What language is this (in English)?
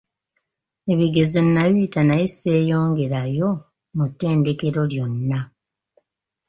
Ganda